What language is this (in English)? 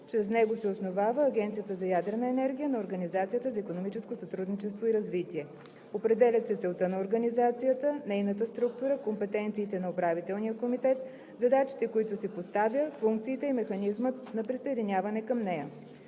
Bulgarian